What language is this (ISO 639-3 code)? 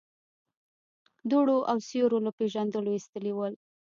pus